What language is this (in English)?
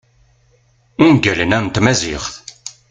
Kabyle